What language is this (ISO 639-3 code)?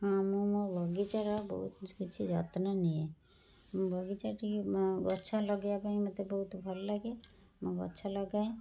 ori